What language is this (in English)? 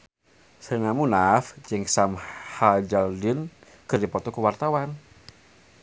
Sundanese